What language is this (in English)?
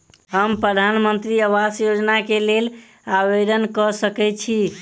Maithili